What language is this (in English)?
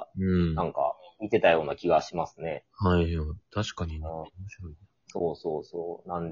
Japanese